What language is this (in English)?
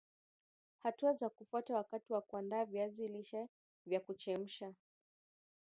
Swahili